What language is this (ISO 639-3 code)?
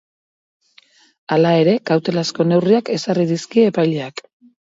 eus